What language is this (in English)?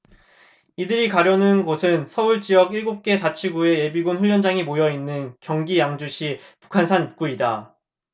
Korean